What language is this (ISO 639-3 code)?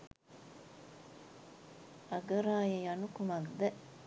sin